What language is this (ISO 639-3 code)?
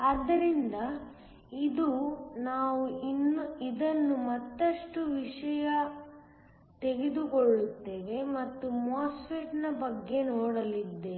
kan